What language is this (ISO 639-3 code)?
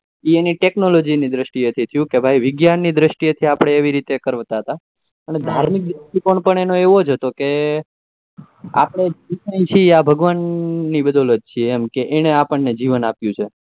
guj